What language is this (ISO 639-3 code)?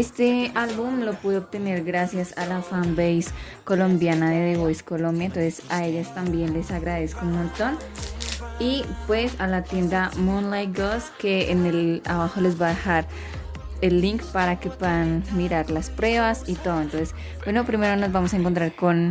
spa